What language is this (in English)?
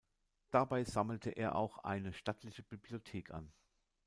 German